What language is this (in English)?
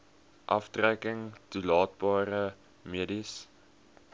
Afrikaans